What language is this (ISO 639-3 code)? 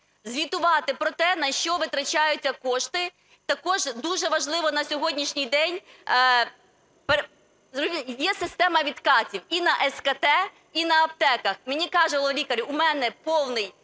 ukr